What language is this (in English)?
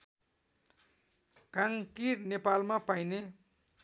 Nepali